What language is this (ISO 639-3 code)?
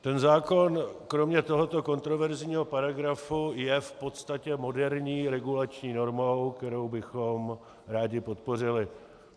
ces